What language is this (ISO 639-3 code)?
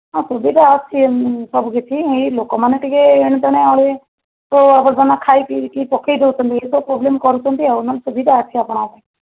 ori